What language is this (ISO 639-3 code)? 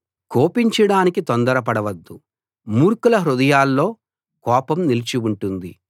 tel